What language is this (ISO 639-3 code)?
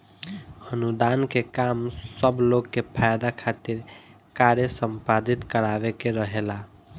bho